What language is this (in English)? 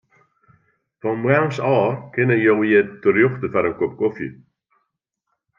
Western Frisian